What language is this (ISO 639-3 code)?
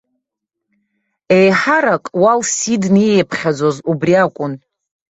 abk